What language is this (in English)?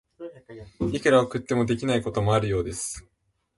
Japanese